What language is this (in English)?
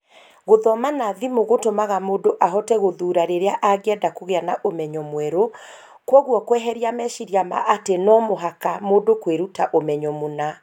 Kikuyu